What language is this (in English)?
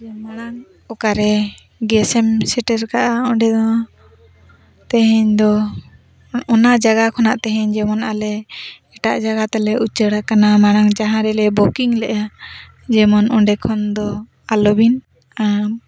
Santali